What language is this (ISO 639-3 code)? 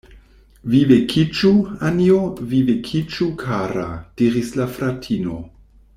epo